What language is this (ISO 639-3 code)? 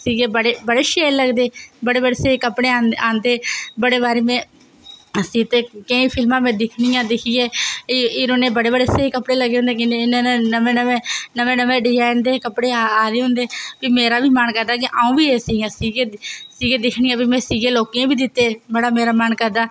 doi